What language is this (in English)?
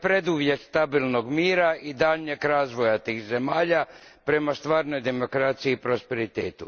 Croatian